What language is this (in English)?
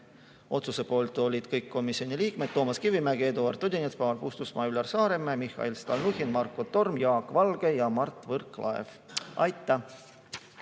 Estonian